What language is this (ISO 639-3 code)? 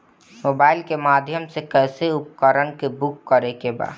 bho